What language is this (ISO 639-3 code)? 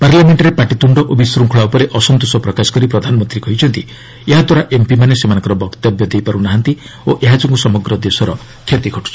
ori